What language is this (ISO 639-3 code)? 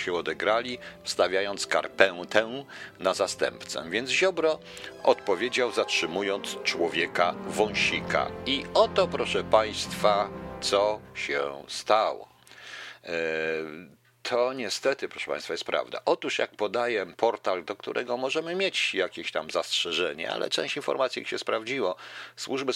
pol